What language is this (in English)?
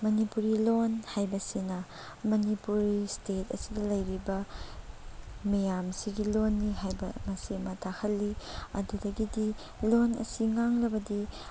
Manipuri